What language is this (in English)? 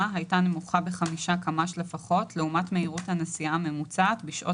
Hebrew